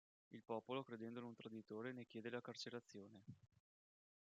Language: Italian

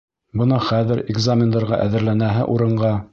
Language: Bashkir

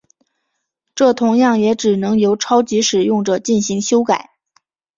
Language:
Chinese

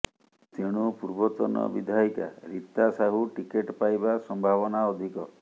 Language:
Odia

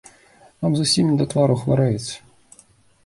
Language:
Belarusian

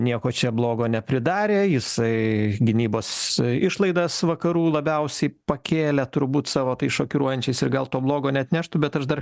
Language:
Lithuanian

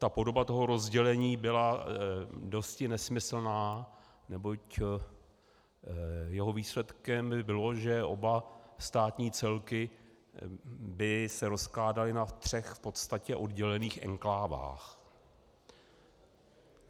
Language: Czech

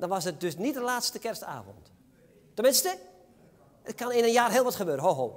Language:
Dutch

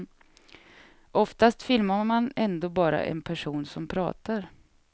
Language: Swedish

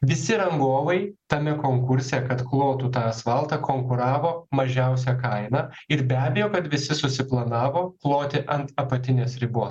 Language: Lithuanian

